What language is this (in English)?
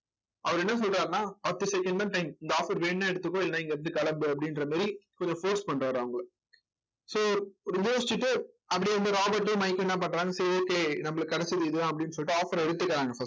Tamil